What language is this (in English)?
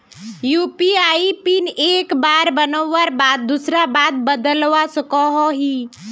Magahi